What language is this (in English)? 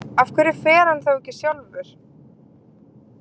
Icelandic